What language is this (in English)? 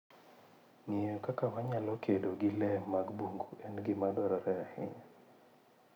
Luo (Kenya and Tanzania)